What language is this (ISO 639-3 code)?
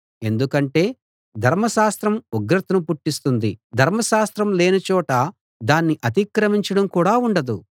tel